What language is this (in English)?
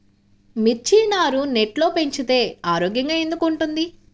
Telugu